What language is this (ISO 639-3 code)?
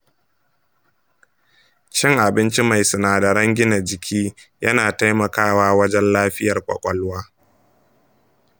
hau